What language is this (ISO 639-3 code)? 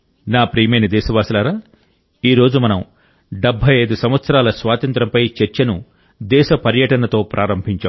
tel